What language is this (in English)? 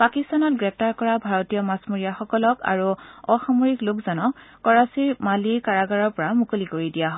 Assamese